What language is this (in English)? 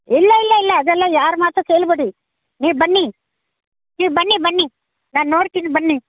Kannada